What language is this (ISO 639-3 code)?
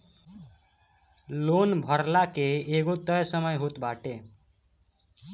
bho